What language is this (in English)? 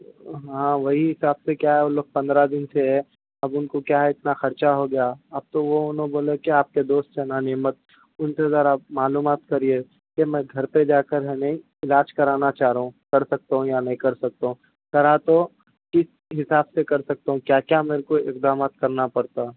Urdu